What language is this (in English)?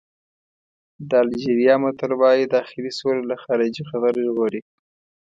Pashto